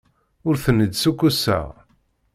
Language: Kabyle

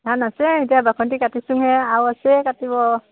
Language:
Assamese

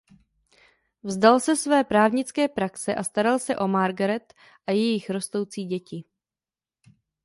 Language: Czech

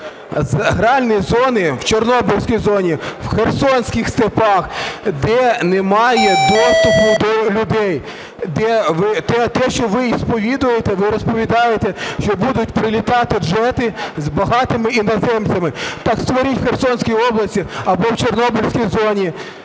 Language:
Ukrainian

